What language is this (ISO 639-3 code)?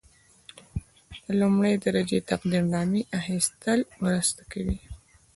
pus